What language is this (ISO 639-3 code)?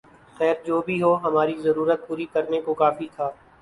urd